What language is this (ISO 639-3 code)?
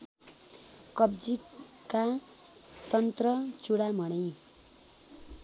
nep